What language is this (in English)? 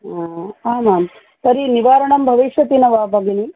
Sanskrit